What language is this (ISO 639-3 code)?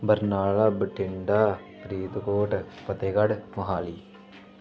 pan